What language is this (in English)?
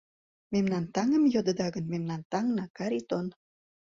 Mari